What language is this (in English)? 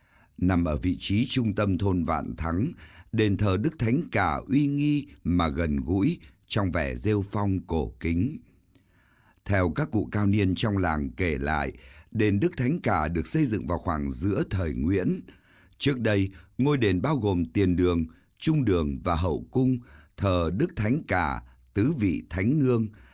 Vietnamese